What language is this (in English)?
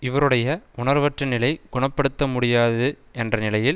Tamil